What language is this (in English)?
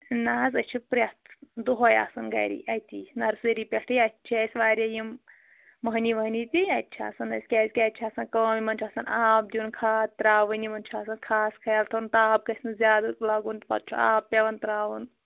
Kashmiri